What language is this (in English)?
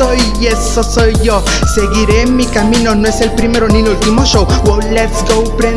Spanish